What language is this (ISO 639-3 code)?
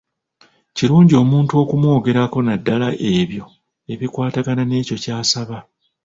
lug